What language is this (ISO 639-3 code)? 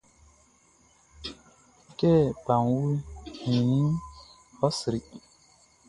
bci